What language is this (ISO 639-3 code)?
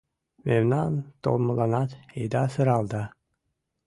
chm